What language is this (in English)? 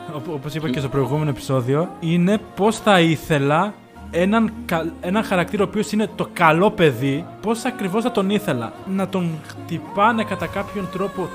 Greek